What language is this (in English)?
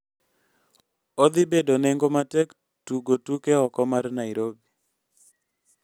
Luo (Kenya and Tanzania)